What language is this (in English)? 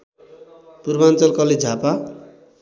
Nepali